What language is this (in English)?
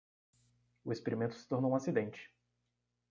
Portuguese